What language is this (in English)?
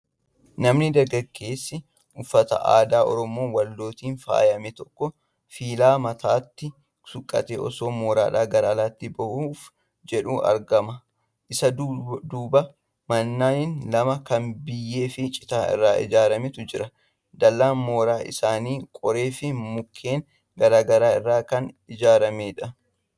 Oromo